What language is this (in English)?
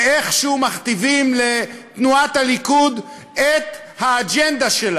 Hebrew